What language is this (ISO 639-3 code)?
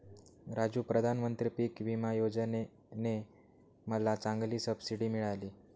mar